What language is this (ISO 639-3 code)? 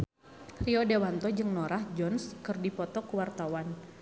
sun